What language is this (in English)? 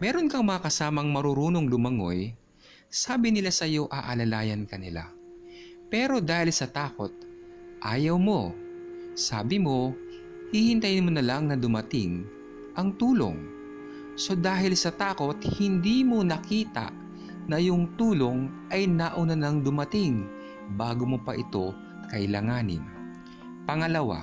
Filipino